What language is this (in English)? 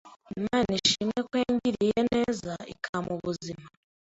Kinyarwanda